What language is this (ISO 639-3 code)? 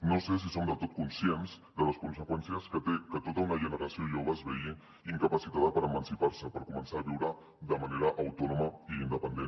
cat